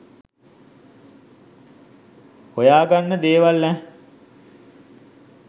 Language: Sinhala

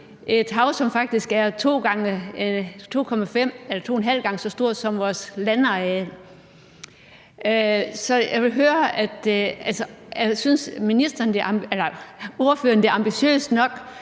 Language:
Danish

